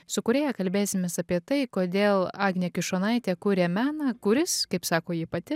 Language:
Lithuanian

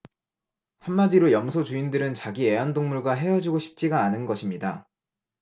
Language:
Korean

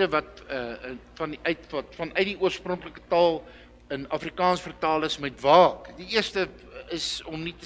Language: Dutch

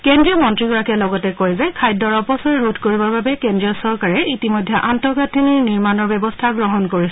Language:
Assamese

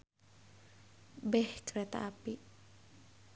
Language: Sundanese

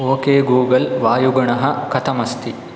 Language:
Sanskrit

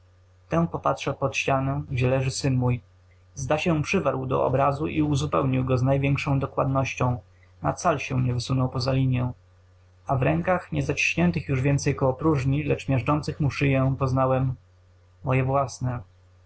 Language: Polish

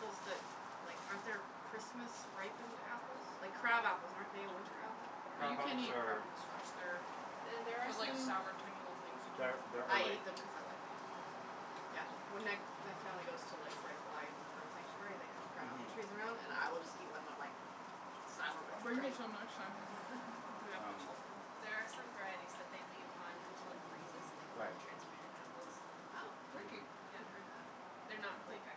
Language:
English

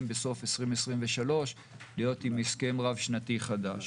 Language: Hebrew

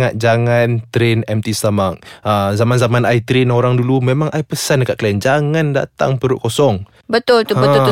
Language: Malay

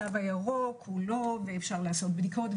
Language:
Hebrew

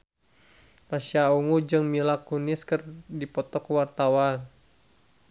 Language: Sundanese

